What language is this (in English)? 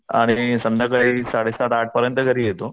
Marathi